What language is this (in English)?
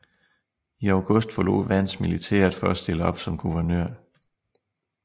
Danish